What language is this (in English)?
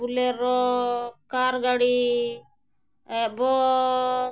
Santali